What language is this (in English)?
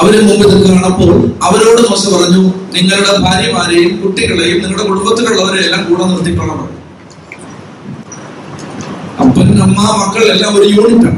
Malayalam